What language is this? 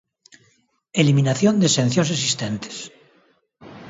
Galician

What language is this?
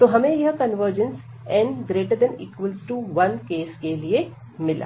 Hindi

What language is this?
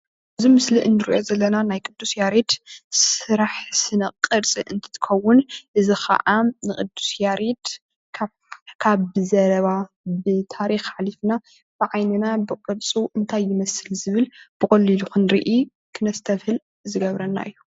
Tigrinya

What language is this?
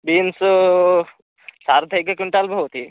Sanskrit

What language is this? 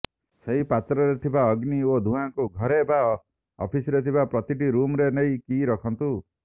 Odia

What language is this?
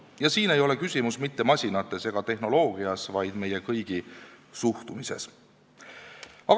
Estonian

